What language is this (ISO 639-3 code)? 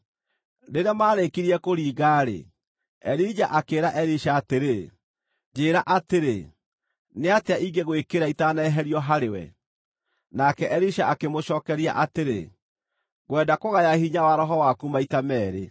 kik